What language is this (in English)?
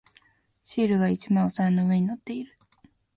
Japanese